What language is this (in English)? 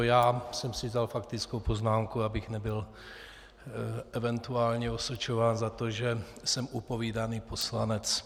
Czech